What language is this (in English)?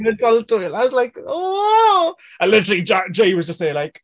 Welsh